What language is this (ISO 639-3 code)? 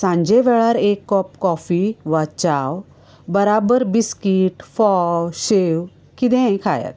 kok